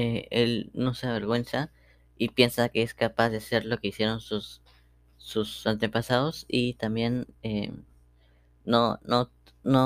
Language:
Spanish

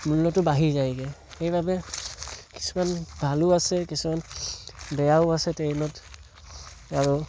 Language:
Assamese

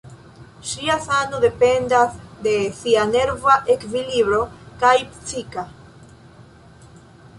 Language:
Esperanto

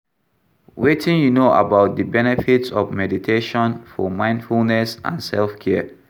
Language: Nigerian Pidgin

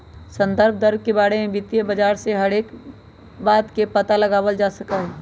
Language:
Magahi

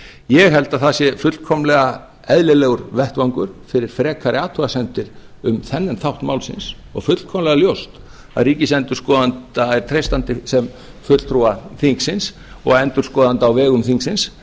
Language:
Icelandic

